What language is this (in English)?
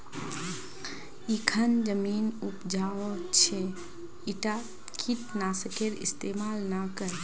Magahi